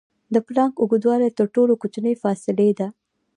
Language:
Pashto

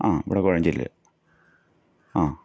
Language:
Malayalam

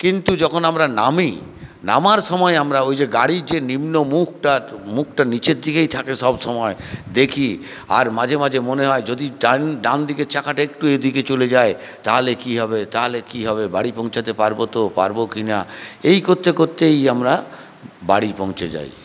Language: Bangla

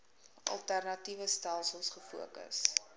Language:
Afrikaans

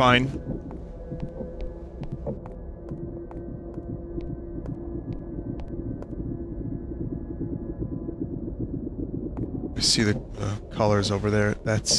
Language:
English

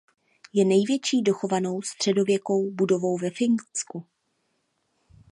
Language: Czech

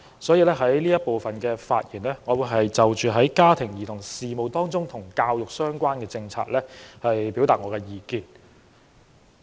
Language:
Cantonese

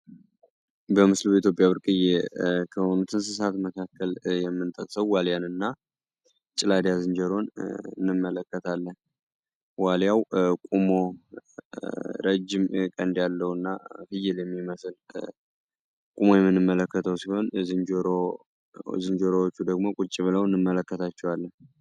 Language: Amharic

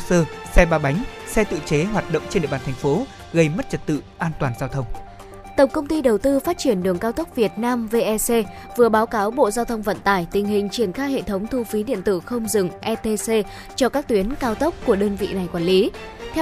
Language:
Vietnamese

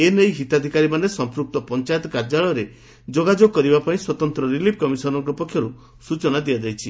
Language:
Odia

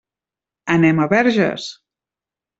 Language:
Catalan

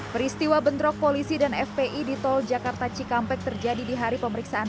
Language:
Indonesian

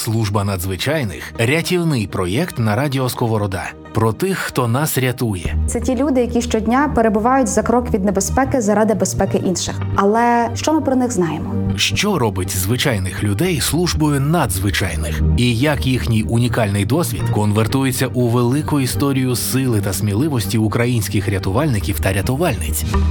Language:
Ukrainian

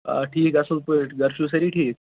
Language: Kashmiri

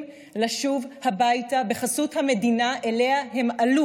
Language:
Hebrew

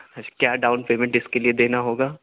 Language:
Urdu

